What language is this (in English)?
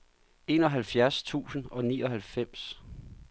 Danish